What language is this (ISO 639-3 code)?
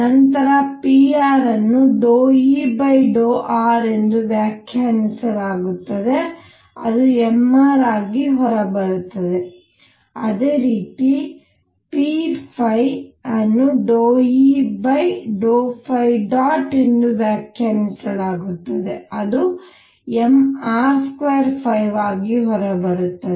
kan